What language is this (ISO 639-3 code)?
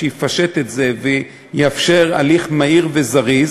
heb